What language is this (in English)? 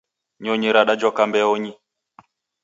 Taita